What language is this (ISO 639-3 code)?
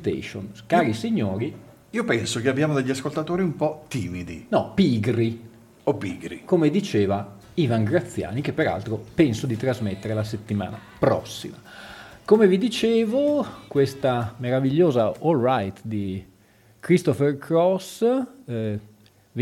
ita